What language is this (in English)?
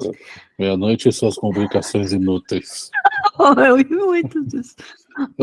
Portuguese